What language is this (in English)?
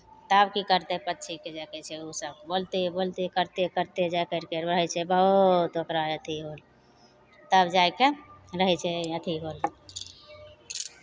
Maithili